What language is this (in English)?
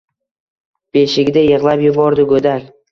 Uzbek